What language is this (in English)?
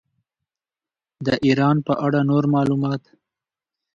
Pashto